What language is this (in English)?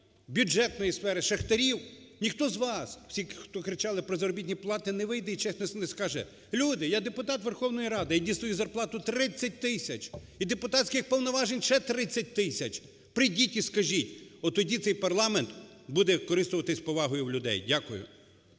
Ukrainian